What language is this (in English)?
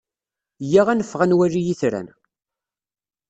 Kabyle